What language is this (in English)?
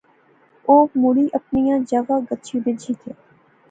Pahari-Potwari